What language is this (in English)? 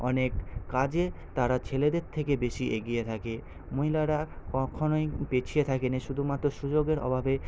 Bangla